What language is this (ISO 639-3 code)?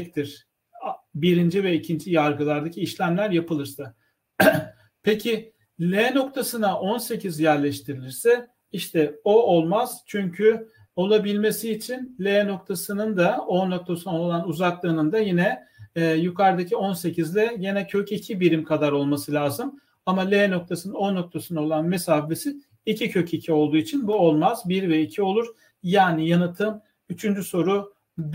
tur